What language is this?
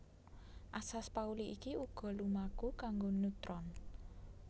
Javanese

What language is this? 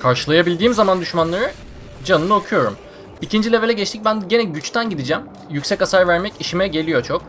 Turkish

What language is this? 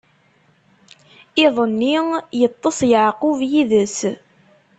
Kabyle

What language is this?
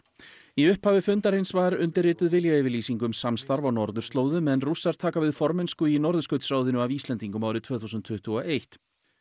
Icelandic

